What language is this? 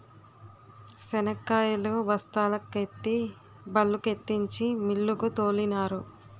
Telugu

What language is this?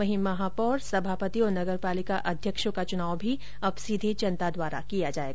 Hindi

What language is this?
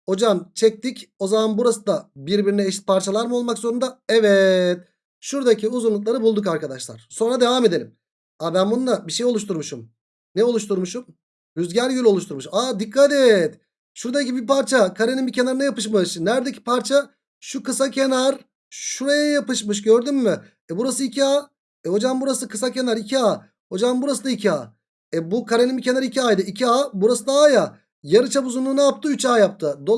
Turkish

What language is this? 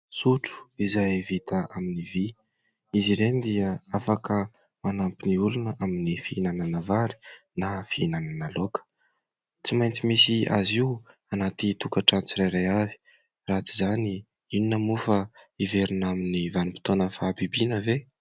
Malagasy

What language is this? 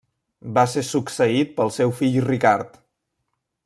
Catalan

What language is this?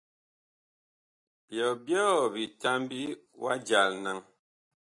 Bakoko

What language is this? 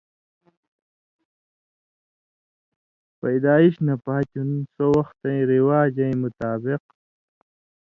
Indus Kohistani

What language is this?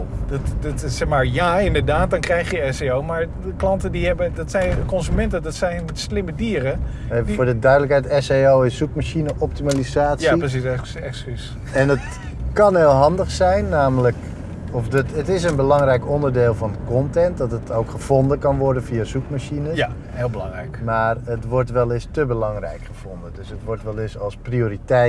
Dutch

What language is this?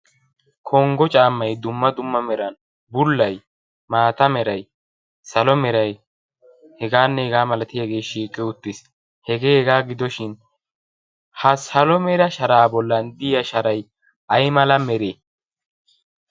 Wolaytta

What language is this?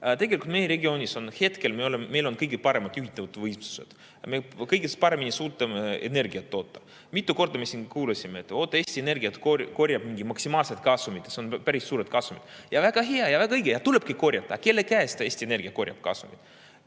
Estonian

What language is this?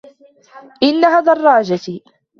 Arabic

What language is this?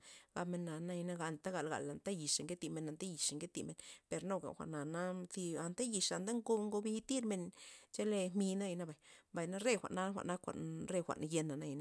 Loxicha Zapotec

